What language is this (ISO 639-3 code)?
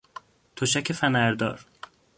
fas